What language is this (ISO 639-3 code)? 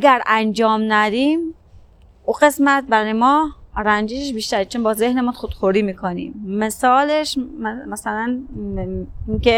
fas